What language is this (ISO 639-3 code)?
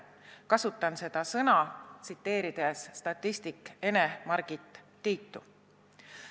est